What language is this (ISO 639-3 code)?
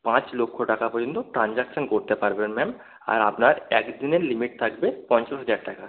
ben